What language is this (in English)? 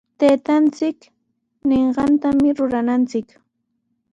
Sihuas Ancash Quechua